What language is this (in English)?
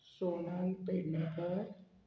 Konkani